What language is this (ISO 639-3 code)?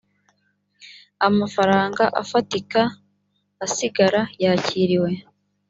kin